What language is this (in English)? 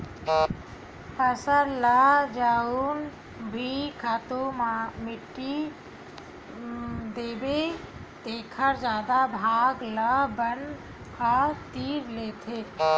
Chhattisgarhi